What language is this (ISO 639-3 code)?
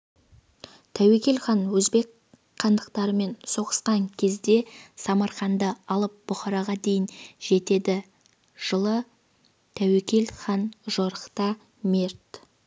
kaz